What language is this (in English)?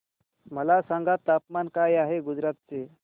Marathi